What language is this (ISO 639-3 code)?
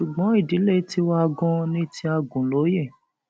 yor